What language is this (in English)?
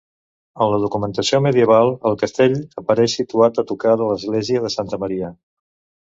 Catalan